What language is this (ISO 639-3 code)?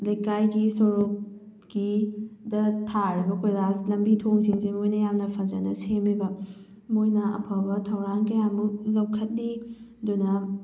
mni